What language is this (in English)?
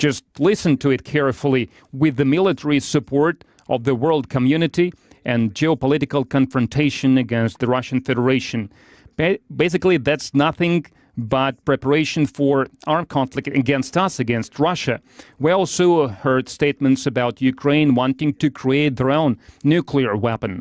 English